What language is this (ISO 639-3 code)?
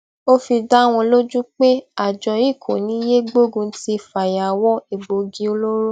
yor